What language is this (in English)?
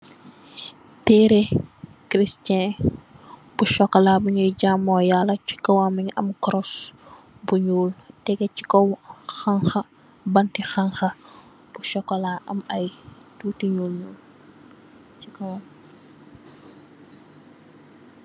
Wolof